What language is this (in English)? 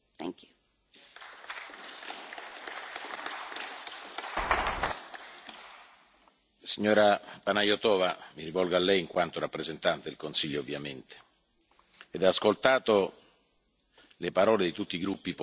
Italian